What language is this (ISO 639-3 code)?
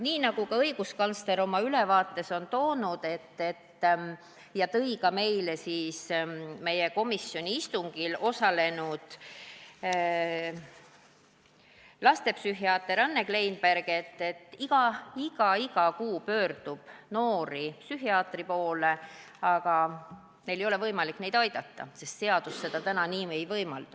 est